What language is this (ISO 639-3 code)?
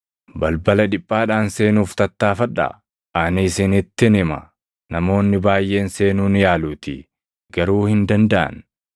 orm